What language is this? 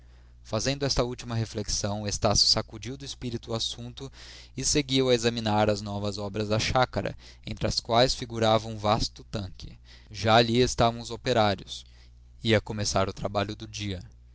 Portuguese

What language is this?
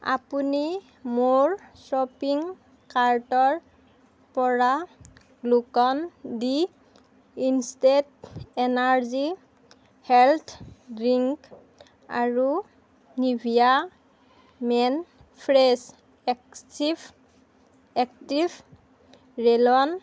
Assamese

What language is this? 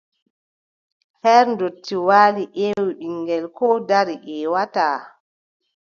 Adamawa Fulfulde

